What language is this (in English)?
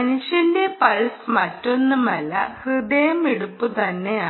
Malayalam